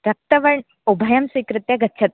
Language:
Sanskrit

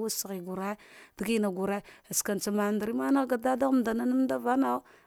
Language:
Dghwede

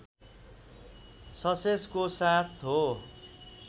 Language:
Nepali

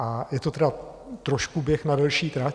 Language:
Czech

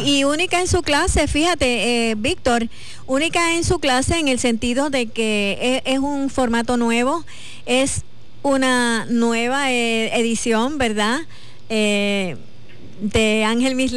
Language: Spanish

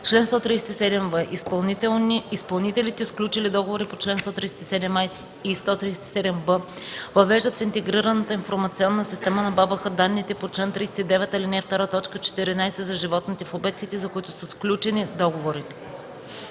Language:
Bulgarian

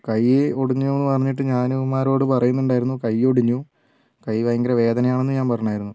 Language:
Malayalam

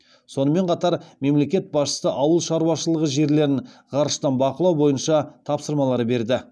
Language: Kazakh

